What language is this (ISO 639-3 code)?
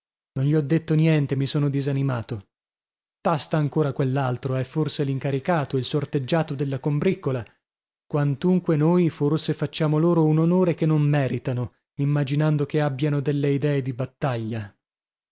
ita